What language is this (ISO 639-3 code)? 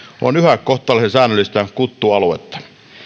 fin